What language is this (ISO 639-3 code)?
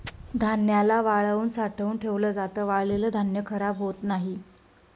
mar